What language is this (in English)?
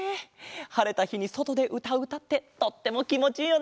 Japanese